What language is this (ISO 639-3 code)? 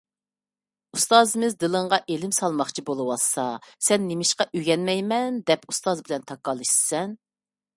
uig